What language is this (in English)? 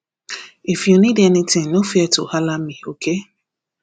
Nigerian Pidgin